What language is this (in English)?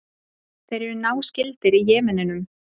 Icelandic